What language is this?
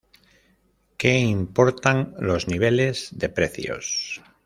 Spanish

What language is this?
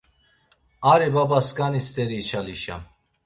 Laz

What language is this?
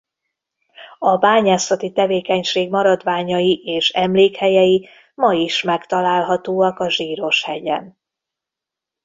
Hungarian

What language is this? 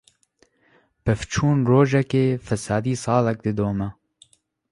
Kurdish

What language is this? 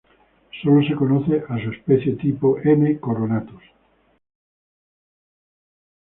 Spanish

